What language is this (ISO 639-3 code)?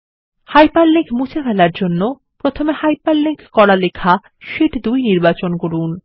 ben